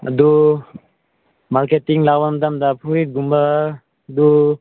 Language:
Manipuri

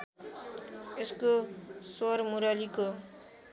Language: Nepali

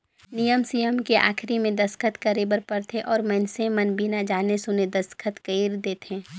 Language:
Chhattisgarhi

